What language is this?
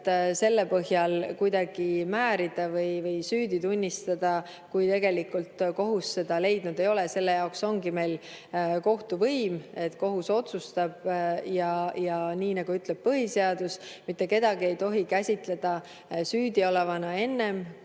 Estonian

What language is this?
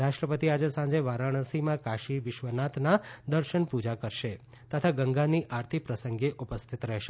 Gujarati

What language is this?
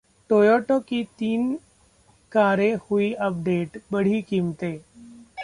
Hindi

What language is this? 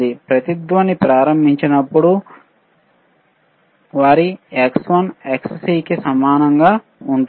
Telugu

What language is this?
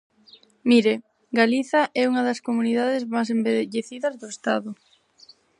Galician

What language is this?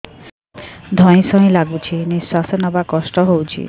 Odia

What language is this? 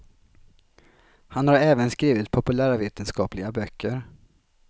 Swedish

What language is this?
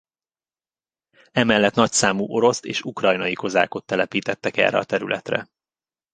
Hungarian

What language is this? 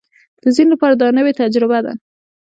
Pashto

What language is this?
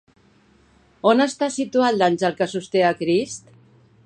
Catalan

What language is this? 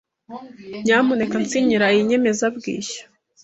Kinyarwanda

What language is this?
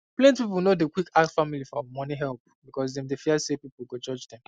Nigerian Pidgin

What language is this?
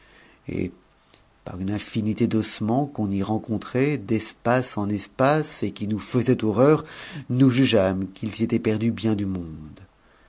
French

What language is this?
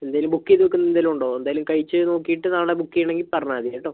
Malayalam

